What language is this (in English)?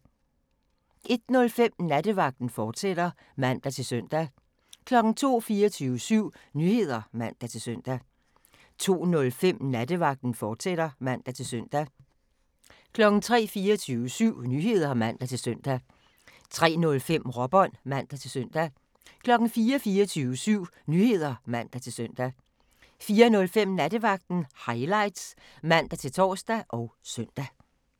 Danish